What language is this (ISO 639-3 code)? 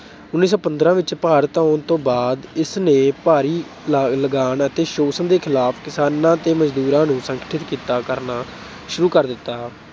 pan